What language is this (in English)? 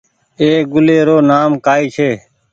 Goaria